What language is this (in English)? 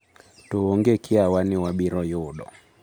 Luo (Kenya and Tanzania)